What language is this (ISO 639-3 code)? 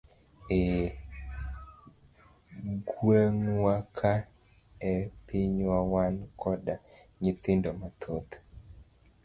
luo